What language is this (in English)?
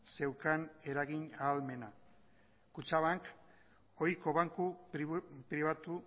Basque